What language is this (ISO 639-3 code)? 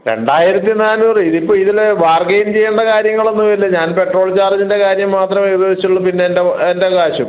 mal